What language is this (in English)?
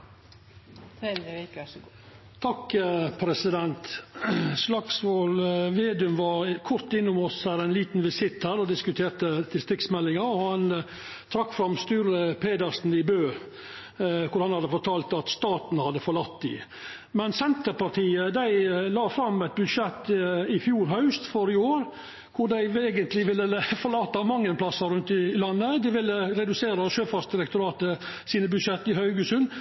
Norwegian Nynorsk